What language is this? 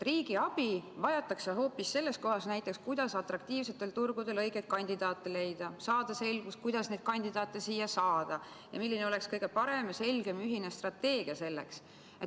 Estonian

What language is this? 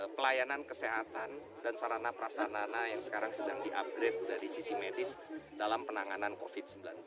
Indonesian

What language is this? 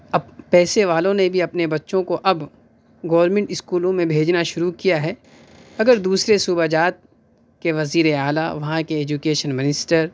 Urdu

